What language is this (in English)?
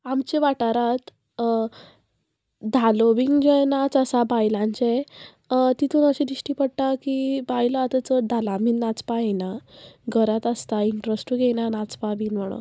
Konkani